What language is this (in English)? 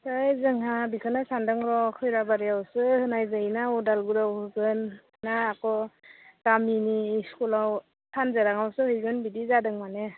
Bodo